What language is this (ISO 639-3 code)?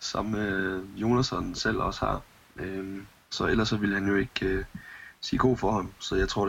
dan